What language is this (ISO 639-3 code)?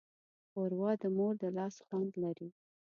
pus